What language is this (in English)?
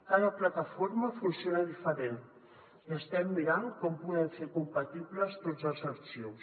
Catalan